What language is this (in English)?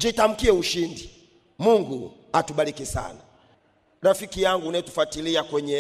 Swahili